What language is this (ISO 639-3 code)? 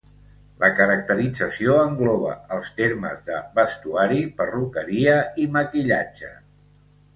cat